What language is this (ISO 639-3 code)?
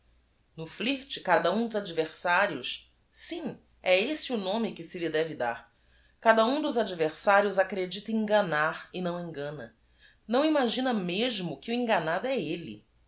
por